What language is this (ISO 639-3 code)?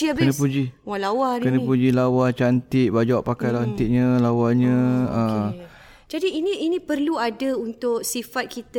msa